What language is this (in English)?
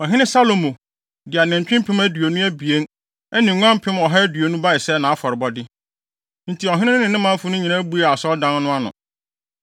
Akan